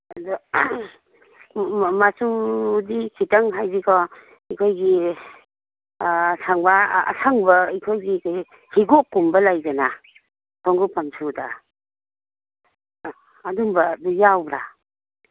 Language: Manipuri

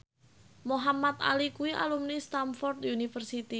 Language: Javanese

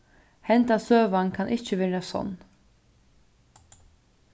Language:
Faroese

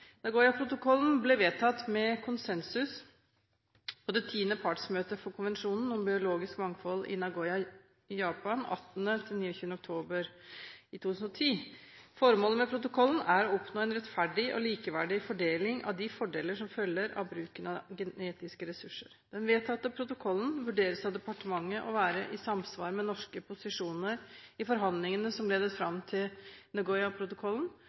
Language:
Norwegian Bokmål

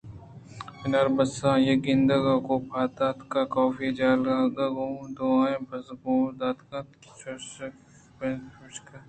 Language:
Eastern Balochi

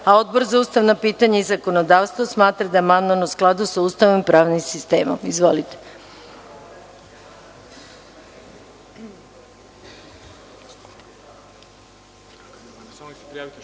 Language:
Serbian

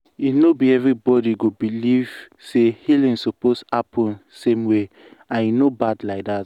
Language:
Nigerian Pidgin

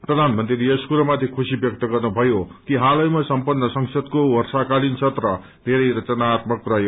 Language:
Nepali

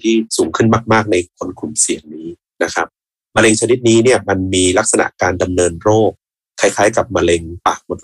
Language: Thai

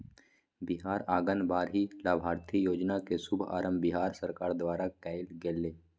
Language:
Magahi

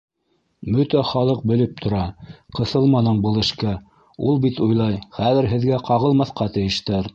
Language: Bashkir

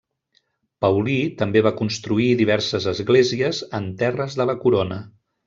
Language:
Catalan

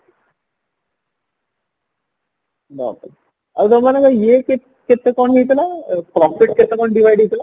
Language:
Odia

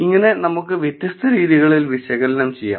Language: Malayalam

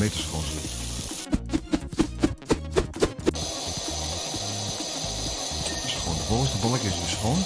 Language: Dutch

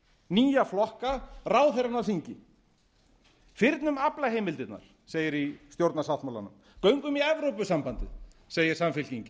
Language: Icelandic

